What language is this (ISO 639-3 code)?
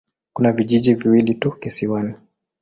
swa